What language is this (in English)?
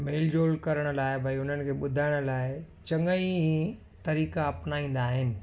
Sindhi